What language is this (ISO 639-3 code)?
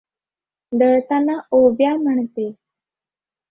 mar